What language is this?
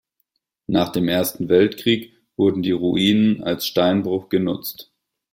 German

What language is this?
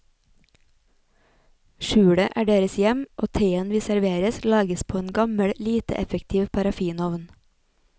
Norwegian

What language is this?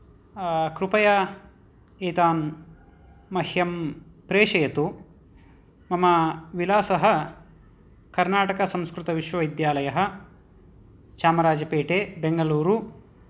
Sanskrit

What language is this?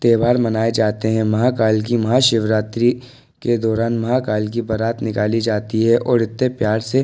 Hindi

